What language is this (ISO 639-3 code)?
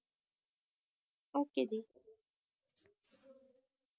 pan